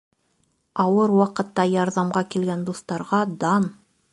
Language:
Bashkir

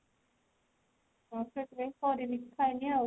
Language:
Odia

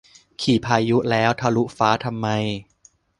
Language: Thai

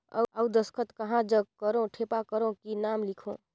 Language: Chhattisgarhi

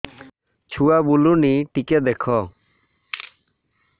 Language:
Odia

